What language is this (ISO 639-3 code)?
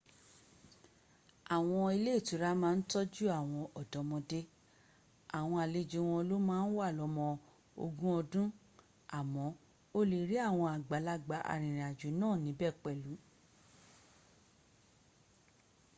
yor